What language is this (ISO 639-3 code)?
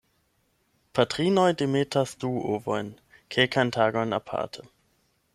epo